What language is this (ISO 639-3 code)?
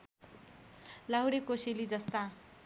nep